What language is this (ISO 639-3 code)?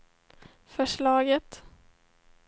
swe